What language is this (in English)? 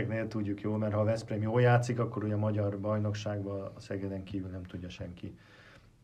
Hungarian